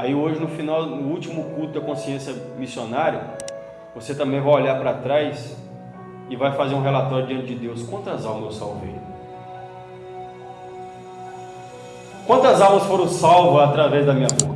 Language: Portuguese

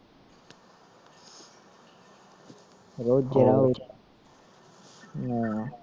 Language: Punjabi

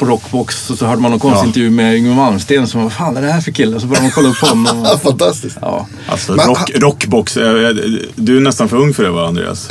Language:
Swedish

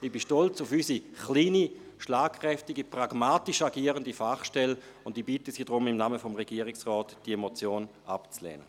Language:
Swiss German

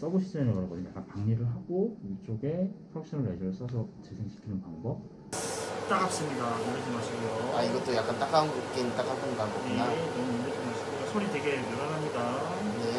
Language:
Korean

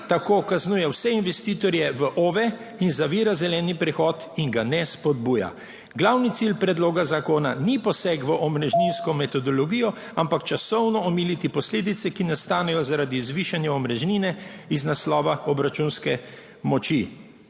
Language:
Slovenian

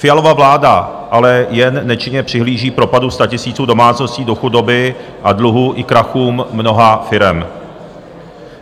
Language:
Czech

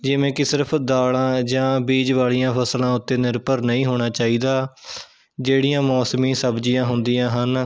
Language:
Punjabi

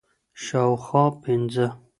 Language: Pashto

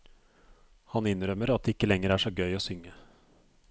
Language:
Norwegian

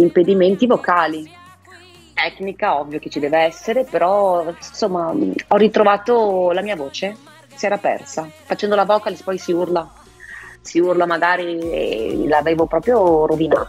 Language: Italian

